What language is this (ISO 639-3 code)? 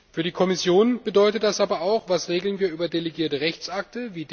deu